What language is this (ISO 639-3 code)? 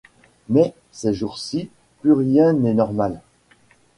fra